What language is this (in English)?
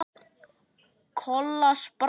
Icelandic